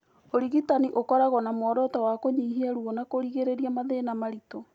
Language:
Kikuyu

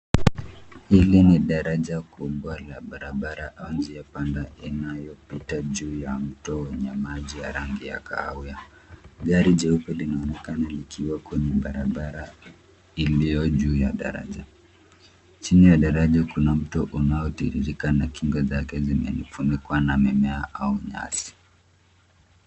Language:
Swahili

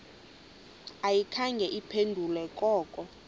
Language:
Xhosa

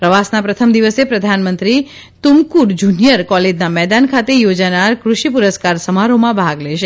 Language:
Gujarati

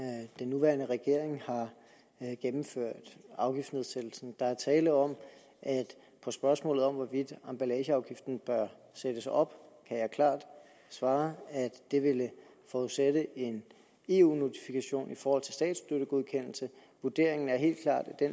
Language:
Danish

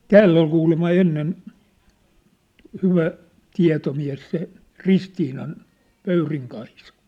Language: Finnish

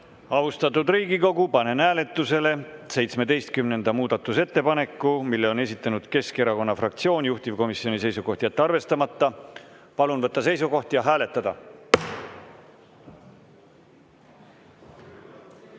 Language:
Estonian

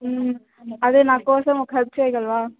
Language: Telugu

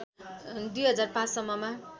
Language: Nepali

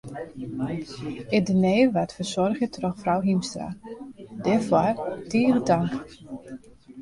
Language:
Western Frisian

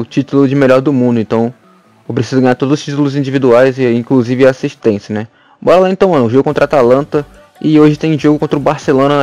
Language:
Portuguese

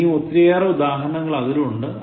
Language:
Malayalam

